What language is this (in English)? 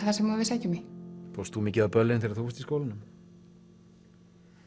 Icelandic